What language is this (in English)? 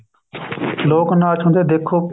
Punjabi